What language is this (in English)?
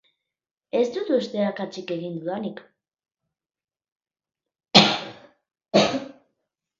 Basque